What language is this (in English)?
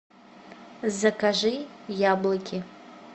Russian